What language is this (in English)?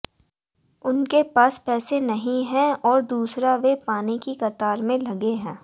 Hindi